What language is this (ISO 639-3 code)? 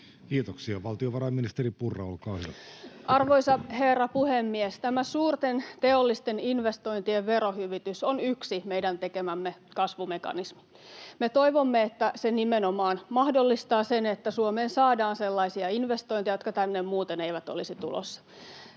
fin